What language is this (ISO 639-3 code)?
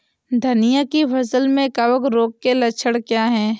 hin